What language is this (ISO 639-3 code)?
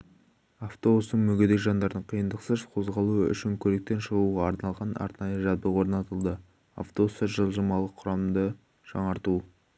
kaz